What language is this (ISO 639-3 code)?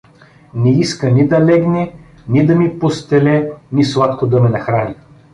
bul